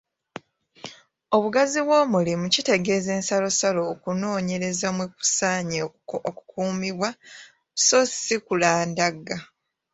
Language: Ganda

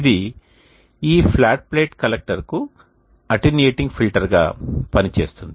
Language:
Telugu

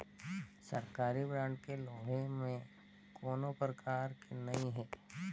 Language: Chhattisgarhi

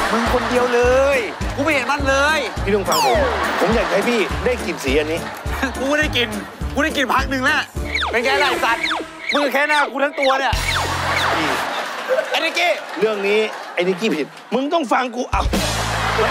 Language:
Thai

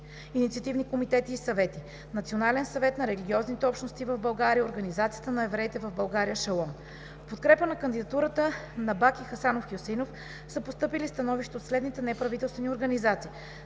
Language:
Bulgarian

